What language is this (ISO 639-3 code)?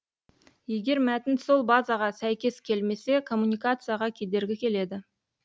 kaz